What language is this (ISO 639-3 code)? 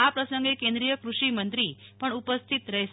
guj